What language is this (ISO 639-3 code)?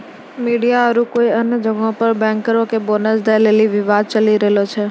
mai